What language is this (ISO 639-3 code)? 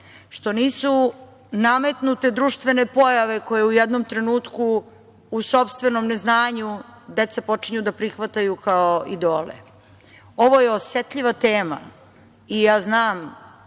srp